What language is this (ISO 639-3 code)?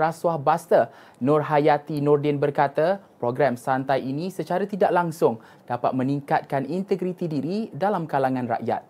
msa